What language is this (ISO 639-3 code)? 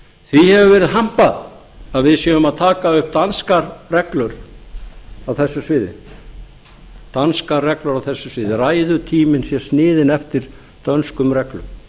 isl